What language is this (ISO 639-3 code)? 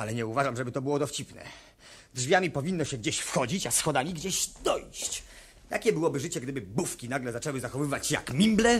pol